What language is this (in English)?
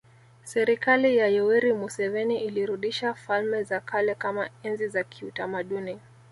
Swahili